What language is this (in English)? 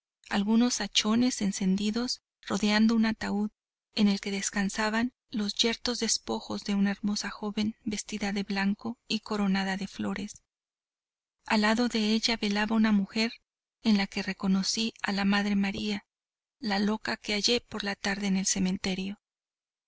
Spanish